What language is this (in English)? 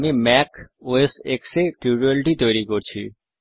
Bangla